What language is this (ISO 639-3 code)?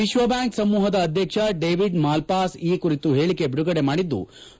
kan